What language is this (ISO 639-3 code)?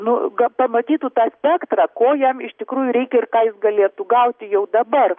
lit